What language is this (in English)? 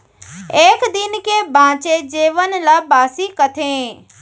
Chhattisgarhi